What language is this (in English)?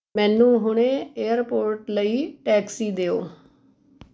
Punjabi